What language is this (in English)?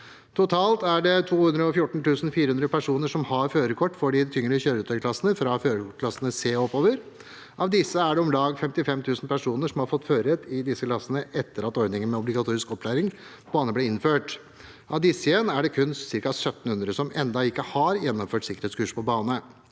Norwegian